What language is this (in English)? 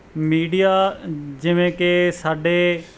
Punjabi